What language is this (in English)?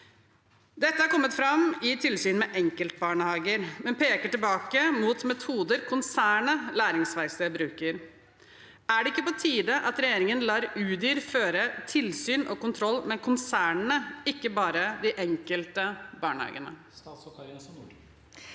Norwegian